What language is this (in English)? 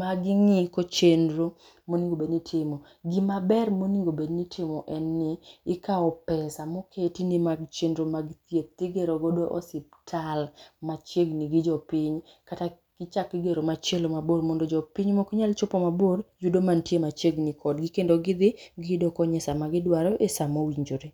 Luo (Kenya and Tanzania)